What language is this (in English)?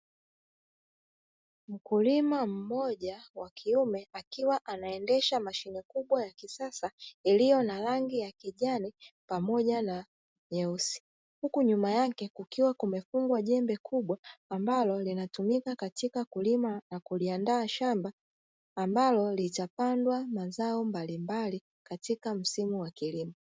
Swahili